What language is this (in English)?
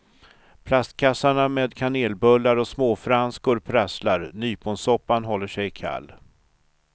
Swedish